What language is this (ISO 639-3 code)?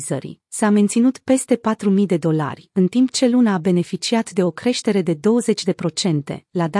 ron